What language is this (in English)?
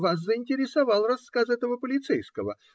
Russian